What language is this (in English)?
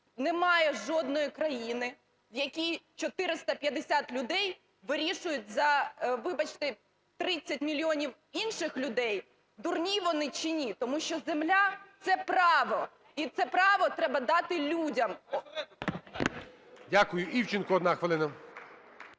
Ukrainian